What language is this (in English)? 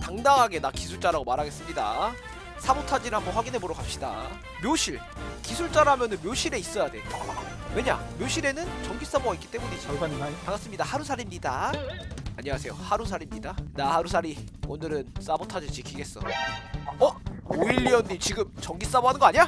Korean